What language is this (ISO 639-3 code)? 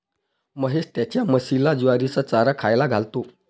mar